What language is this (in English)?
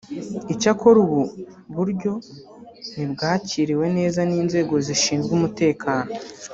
Kinyarwanda